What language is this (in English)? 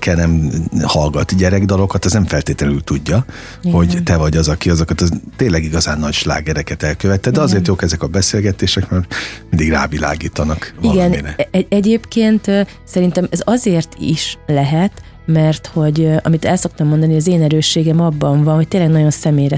Hungarian